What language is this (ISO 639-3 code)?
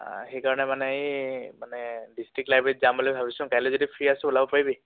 asm